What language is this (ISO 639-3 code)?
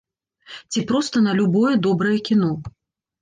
bel